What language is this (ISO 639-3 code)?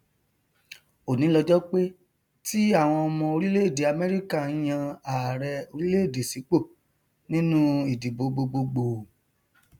yor